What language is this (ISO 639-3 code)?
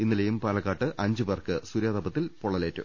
mal